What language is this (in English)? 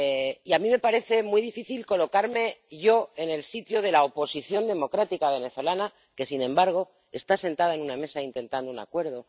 Spanish